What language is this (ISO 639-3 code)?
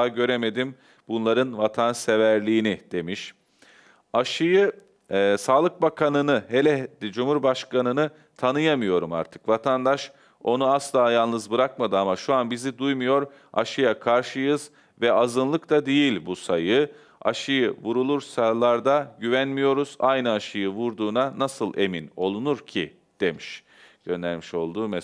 tur